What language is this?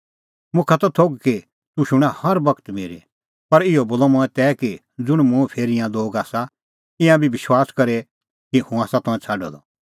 Kullu Pahari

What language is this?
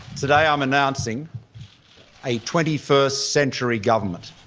English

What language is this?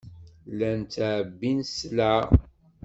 Kabyle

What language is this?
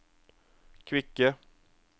Norwegian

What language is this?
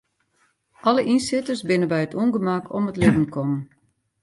Western Frisian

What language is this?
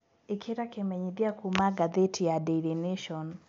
Kikuyu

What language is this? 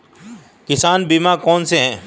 Hindi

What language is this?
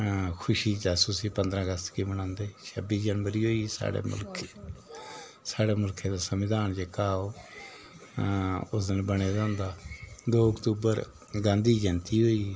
Dogri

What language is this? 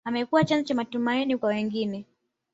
Swahili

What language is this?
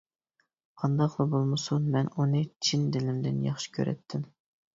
Uyghur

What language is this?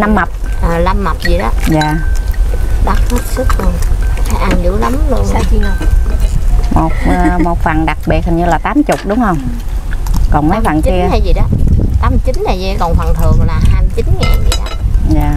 Vietnamese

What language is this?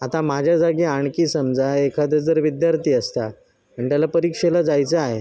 Marathi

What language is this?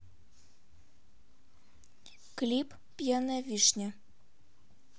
Russian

